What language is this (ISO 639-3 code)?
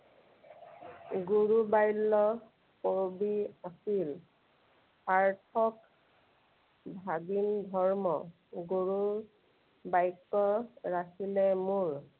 asm